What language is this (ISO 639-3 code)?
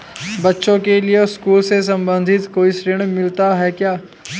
hin